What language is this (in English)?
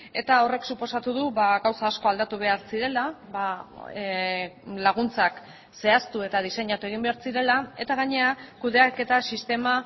Basque